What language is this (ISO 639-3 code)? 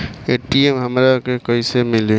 bho